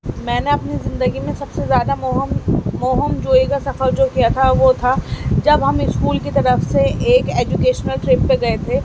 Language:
Urdu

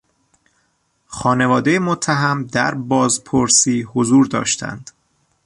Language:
Persian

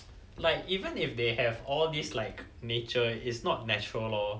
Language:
English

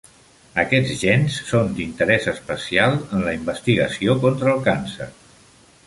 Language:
Catalan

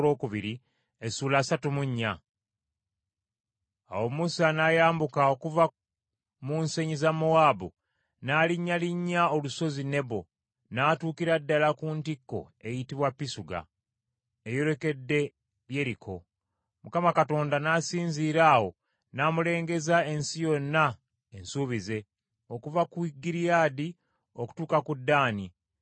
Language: Ganda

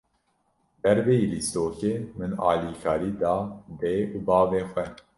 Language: Kurdish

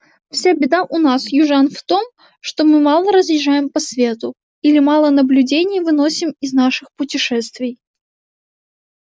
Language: Russian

